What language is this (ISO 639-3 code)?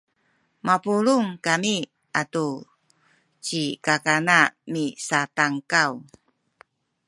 szy